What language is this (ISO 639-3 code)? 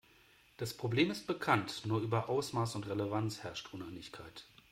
deu